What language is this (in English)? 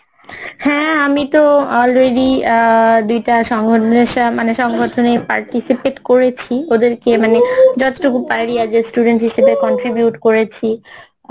Bangla